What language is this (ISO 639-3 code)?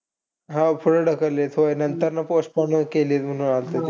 mar